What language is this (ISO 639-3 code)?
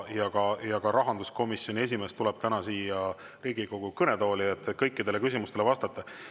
est